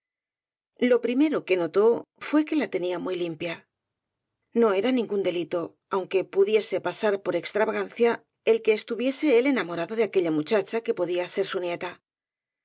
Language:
Spanish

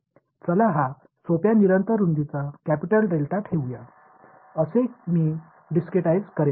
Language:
Marathi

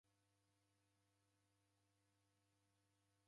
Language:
Taita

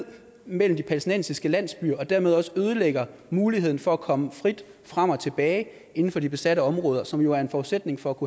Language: Danish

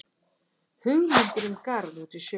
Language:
Icelandic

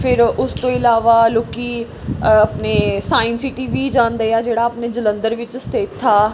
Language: Punjabi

